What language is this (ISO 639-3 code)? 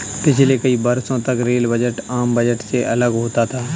hin